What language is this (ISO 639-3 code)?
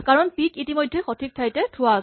asm